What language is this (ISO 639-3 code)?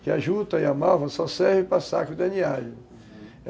por